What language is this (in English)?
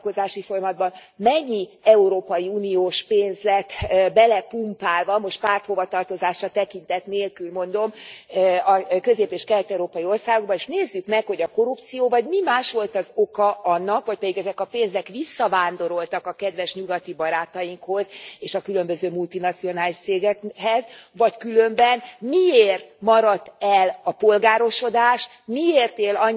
Hungarian